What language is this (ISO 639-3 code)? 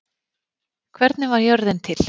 isl